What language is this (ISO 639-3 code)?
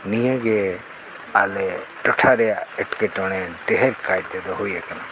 sat